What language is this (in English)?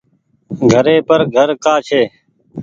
Goaria